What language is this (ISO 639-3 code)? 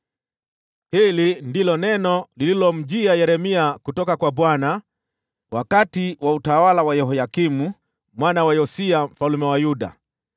swa